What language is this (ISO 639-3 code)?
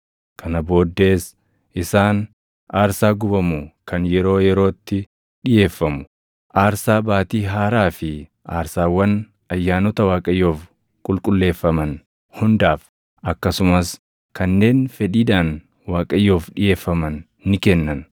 orm